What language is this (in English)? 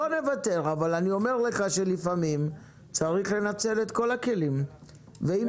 Hebrew